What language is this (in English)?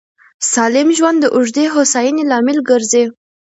Pashto